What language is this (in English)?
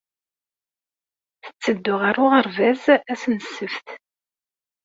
Kabyle